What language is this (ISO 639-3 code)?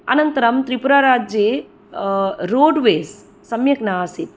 san